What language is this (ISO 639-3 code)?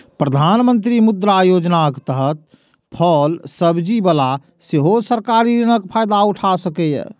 mai